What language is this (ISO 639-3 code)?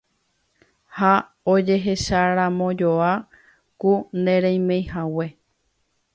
grn